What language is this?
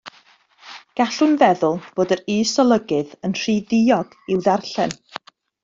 Welsh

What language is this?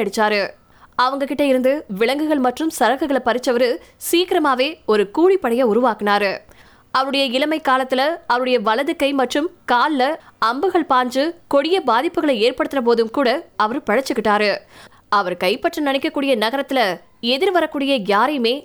Tamil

